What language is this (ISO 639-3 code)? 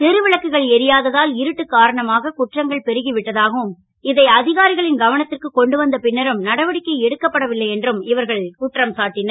tam